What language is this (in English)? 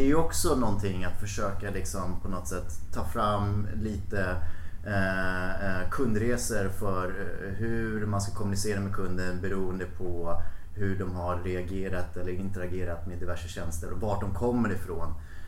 Swedish